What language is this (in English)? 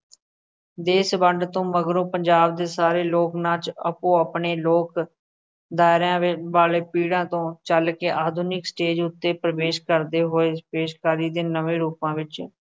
Punjabi